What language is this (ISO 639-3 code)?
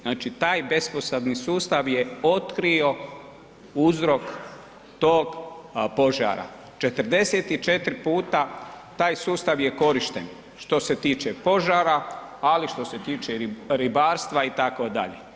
hrv